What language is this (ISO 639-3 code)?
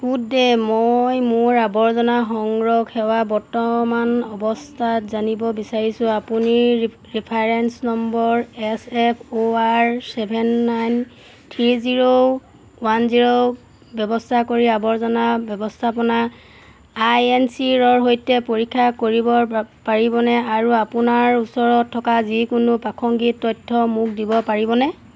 asm